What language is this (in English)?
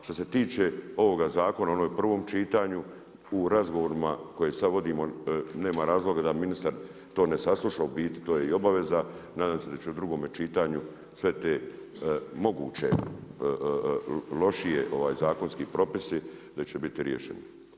Croatian